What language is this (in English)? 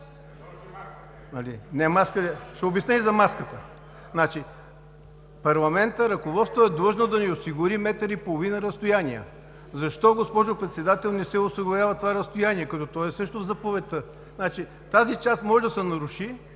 Bulgarian